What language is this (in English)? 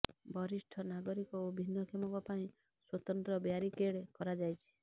Odia